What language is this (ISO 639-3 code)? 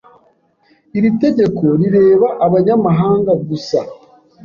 kin